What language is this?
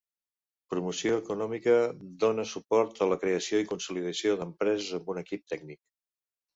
Catalan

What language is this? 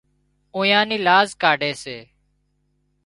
Wadiyara Koli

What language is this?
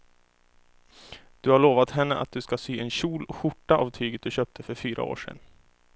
Swedish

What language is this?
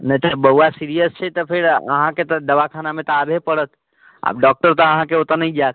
Maithili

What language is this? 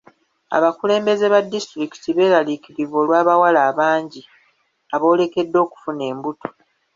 Ganda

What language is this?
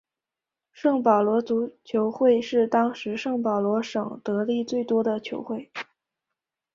Chinese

